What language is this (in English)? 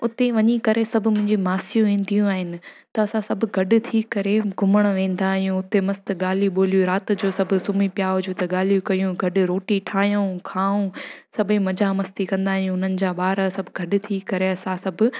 Sindhi